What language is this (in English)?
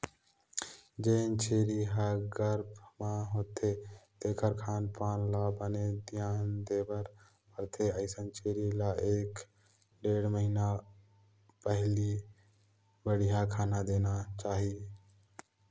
Chhattisgarhi